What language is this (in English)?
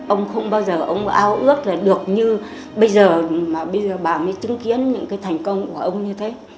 Vietnamese